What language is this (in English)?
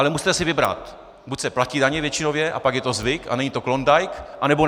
Czech